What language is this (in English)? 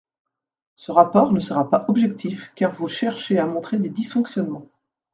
French